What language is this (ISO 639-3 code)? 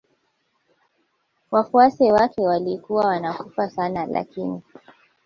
swa